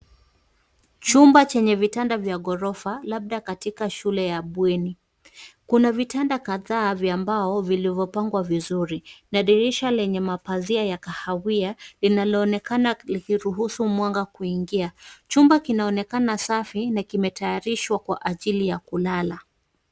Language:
Swahili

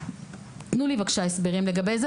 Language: Hebrew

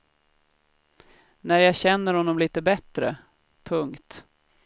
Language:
Swedish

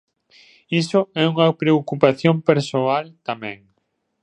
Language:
Galician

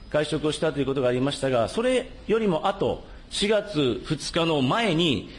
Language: Japanese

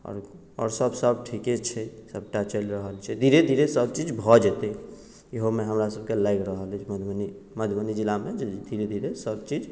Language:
Maithili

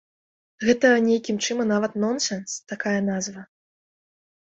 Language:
Belarusian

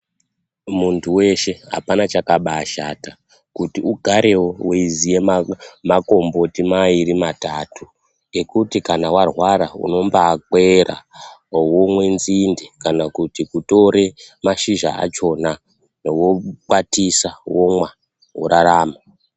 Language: Ndau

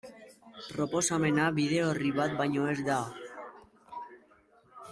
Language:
Basque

